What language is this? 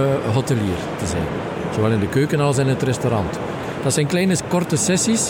Dutch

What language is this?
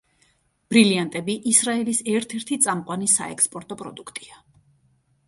Georgian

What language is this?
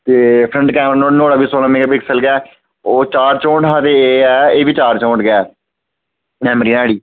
Dogri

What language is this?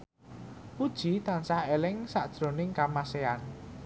Javanese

